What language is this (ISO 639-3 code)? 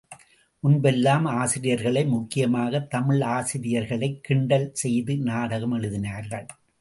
tam